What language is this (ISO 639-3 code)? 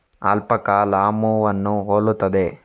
kan